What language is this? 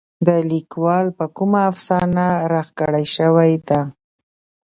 Pashto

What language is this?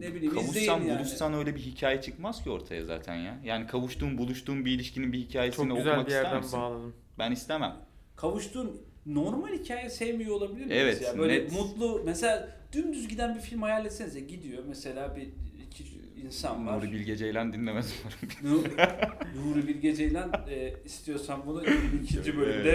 Turkish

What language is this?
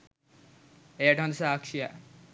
Sinhala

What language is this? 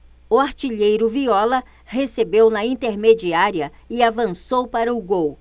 Portuguese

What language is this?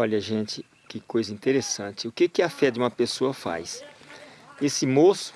Portuguese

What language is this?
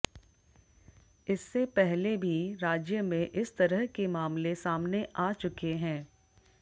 Hindi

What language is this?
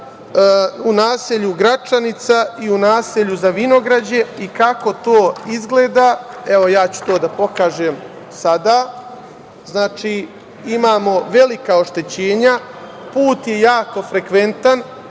Serbian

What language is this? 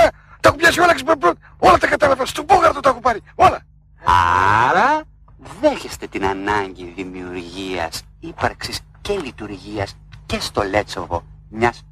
Greek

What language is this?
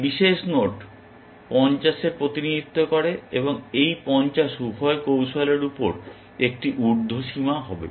Bangla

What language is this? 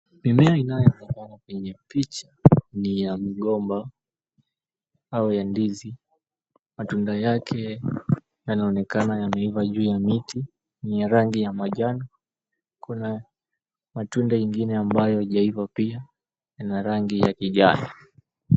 Swahili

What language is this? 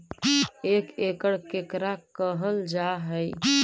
Magahi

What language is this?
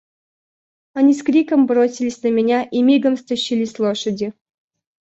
Russian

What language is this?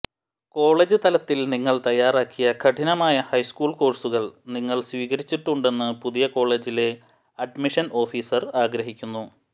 Malayalam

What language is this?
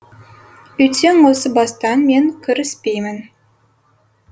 Kazakh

